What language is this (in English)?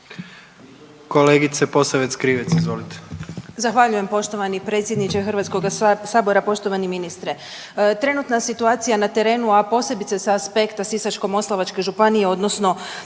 Croatian